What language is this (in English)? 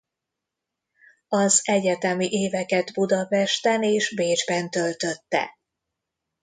Hungarian